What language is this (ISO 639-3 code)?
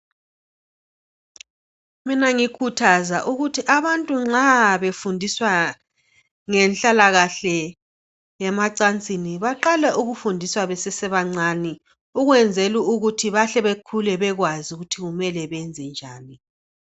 nde